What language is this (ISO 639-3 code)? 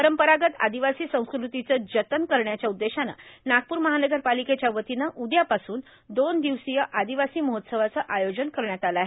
mar